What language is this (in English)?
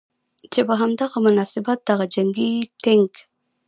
Pashto